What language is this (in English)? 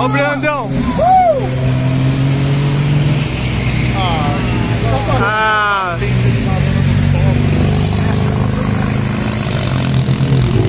Portuguese